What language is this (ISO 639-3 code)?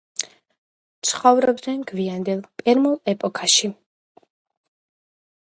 kat